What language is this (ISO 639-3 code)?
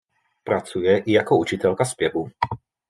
ces